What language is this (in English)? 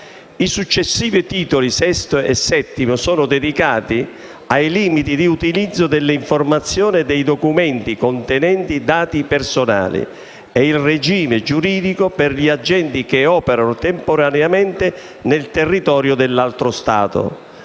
Italian